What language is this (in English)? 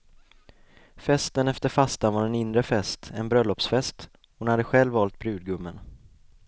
Swedish